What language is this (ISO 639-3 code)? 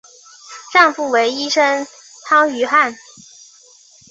zho